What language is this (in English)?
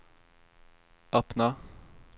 Swedish